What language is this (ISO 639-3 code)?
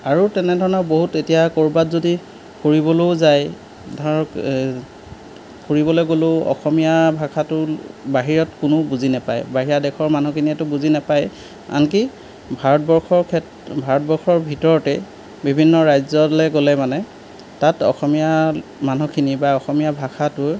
asm